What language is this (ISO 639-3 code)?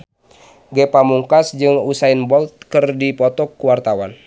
sun